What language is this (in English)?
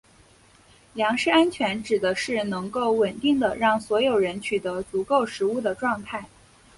Chinese